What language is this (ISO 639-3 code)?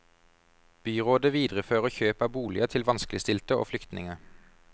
nor